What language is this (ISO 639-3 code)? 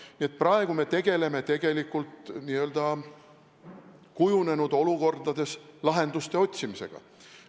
est